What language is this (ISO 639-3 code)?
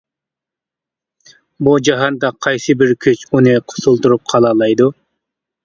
uig